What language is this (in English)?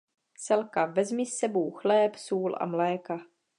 Czech